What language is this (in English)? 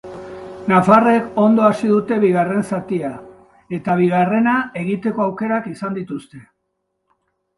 Basque